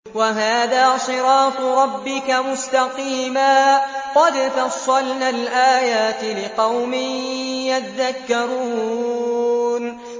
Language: Arabic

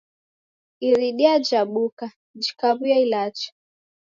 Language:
Taita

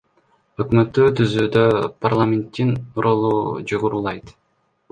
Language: Kyrgyz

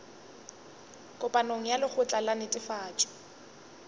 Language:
Northern Sotho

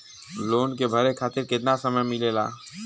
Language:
Bhojpuri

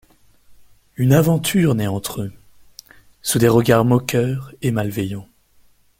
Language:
French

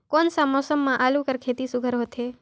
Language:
Chhattisgarhi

